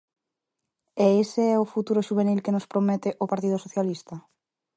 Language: Galician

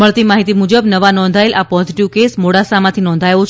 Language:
Gujarati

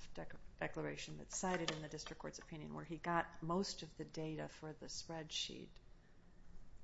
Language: English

